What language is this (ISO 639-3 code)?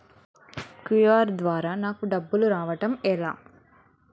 tel